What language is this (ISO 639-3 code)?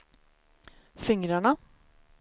swe